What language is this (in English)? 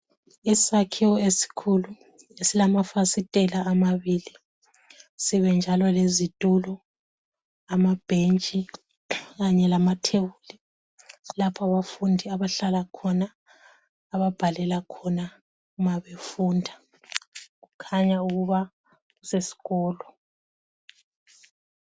North Ndebele